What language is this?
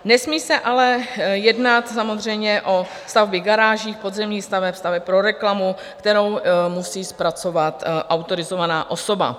Czech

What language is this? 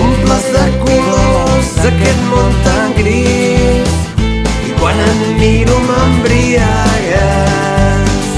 Romanian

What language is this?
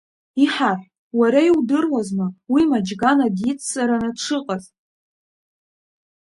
Abkhazian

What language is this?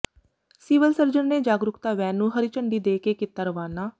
Punjabi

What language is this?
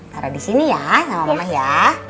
Indonesian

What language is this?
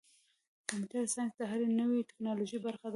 Pashto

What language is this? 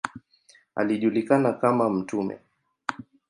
Swahili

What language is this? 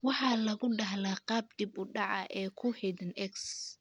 Somali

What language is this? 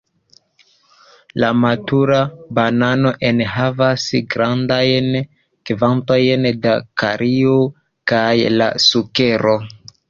Esperanto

